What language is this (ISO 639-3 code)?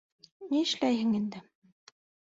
bak